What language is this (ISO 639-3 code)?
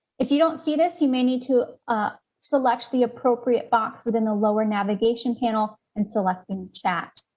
eng